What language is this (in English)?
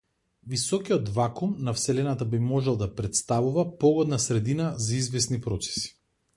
Macedonian